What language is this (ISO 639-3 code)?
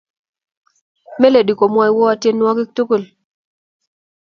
kln